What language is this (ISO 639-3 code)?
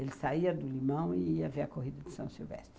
por